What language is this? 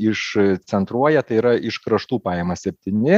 Lithuanian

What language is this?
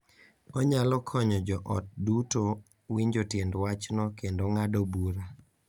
Luo (Kenya and Tanzania)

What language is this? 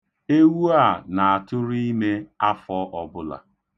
Igbo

